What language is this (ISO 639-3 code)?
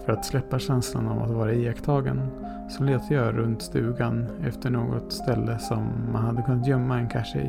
swe